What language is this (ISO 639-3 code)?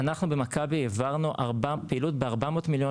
heb